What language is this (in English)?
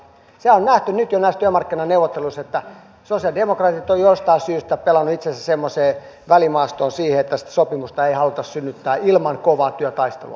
Finnish